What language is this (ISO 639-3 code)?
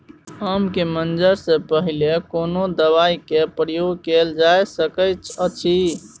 mai